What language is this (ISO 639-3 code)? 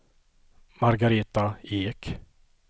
swe